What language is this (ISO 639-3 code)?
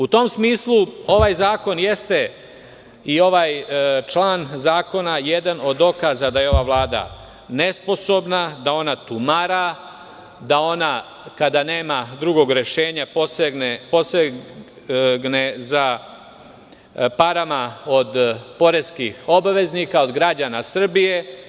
srp